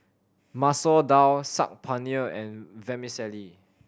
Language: English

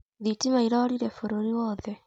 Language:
Kikuyu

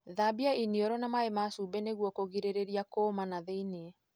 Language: Kikuyu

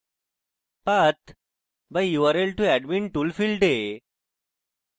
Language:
Bangla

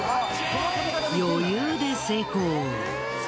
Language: Japanese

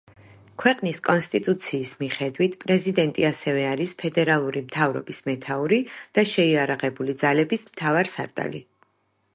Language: Georgian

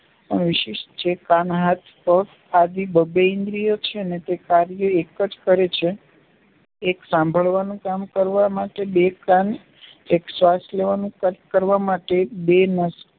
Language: Gujarati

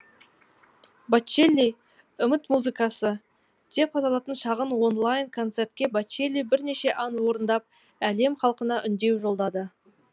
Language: Kazakh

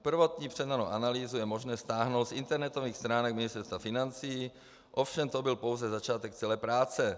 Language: Czech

